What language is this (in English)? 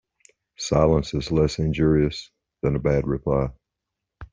English